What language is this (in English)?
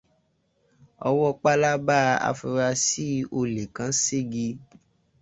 Yoruba